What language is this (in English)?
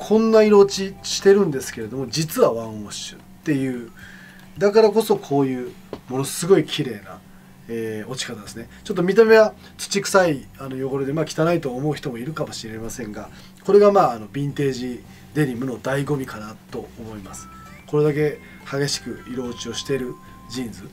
Japanese